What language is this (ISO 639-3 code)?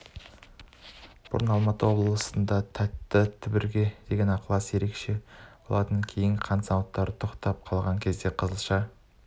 kaz